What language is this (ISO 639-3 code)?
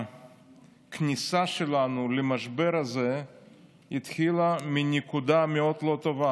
heb